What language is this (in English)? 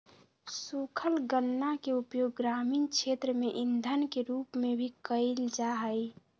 Magahi